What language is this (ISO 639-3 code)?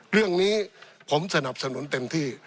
tha